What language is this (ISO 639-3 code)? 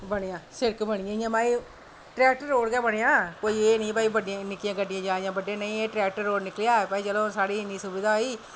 doi